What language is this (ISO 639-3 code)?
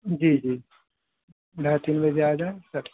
urd